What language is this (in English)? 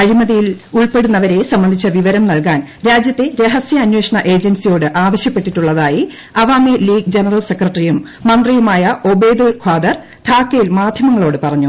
Malayalam